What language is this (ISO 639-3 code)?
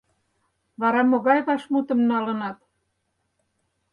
chm